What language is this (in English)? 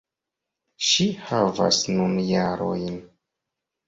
Esperanto